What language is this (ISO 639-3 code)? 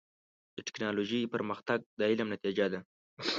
pus